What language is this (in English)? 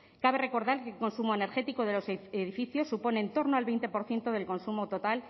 Spanish